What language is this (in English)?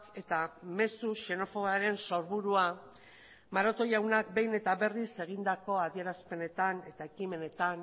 Basque